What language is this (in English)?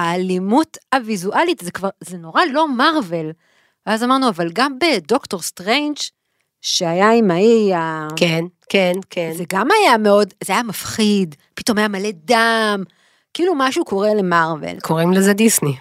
Hebrew